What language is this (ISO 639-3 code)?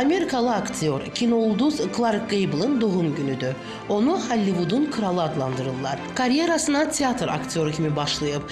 tur